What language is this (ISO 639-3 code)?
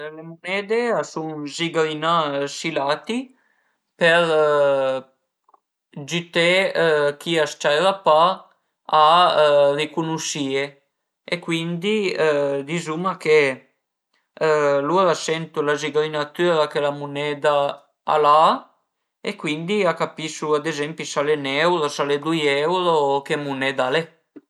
pms